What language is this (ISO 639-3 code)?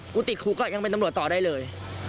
tha